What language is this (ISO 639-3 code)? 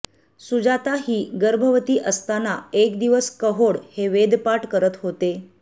mar